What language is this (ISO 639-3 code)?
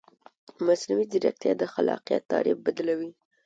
pus